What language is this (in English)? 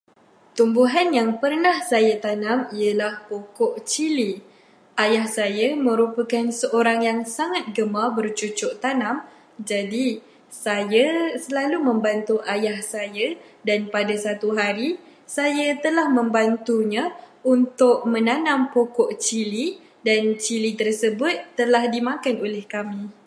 Malay